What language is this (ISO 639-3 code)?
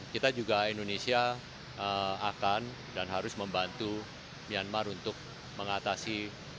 ind